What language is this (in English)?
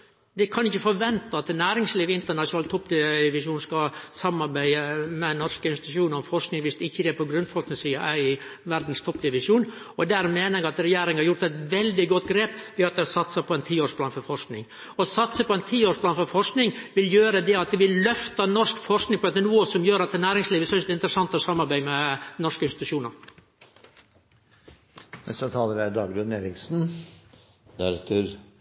Norwegian Nynorsk